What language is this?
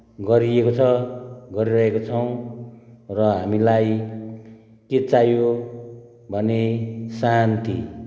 Nepali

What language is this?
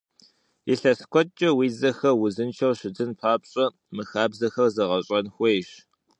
Kabardian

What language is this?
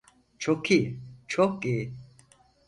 Turkish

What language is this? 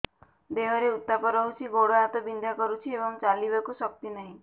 Odia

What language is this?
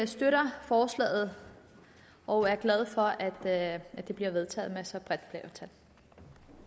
Danish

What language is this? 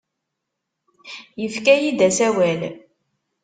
Kabyle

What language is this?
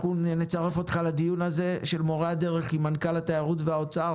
Hebrew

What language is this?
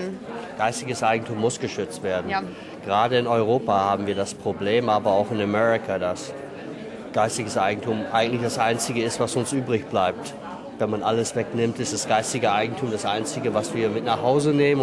German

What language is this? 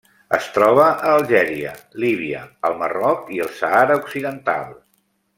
Catalan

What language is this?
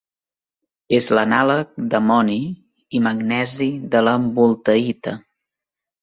Catalan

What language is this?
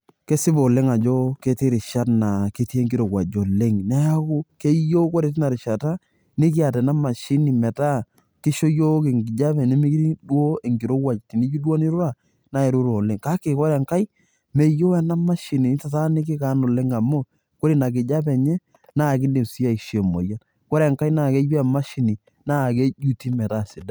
Masai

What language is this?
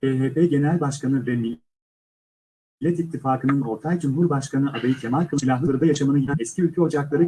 Turkish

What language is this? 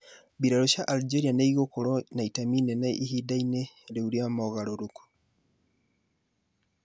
Kikuyu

